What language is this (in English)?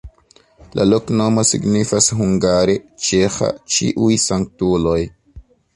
Esperanto